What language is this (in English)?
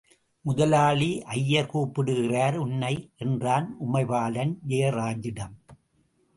Tamil